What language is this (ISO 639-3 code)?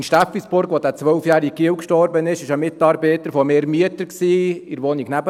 gsw